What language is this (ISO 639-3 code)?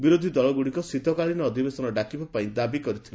ori